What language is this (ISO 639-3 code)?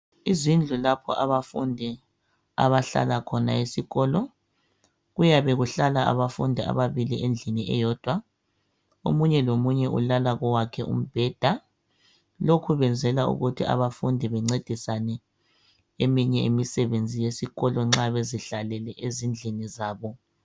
nde